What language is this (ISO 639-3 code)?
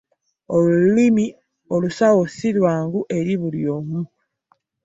lug